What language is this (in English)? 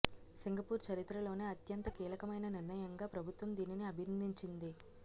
Telugu